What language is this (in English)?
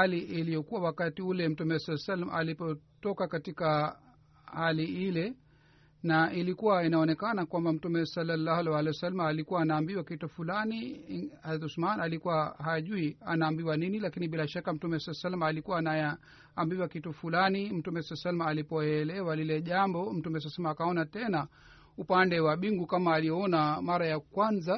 Swahili